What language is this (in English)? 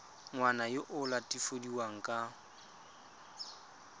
Tswana